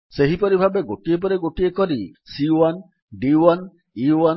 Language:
Odia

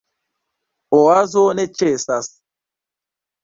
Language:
Esperanto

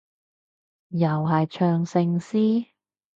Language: Cantonese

